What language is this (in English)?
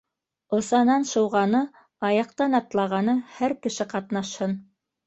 Bashkir